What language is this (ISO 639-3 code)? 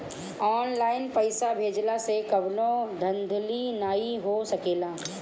bho